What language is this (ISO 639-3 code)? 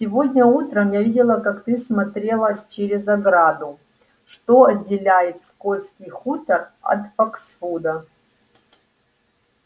rus